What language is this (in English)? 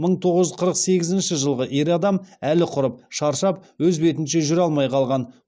Kazakh